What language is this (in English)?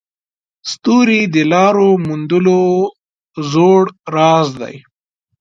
Pashto